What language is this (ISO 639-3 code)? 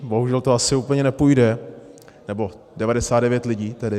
ces